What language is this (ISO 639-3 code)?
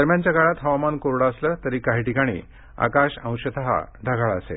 mar